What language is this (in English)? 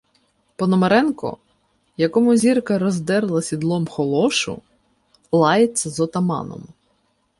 Ukrainian